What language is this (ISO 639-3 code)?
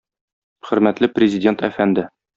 tat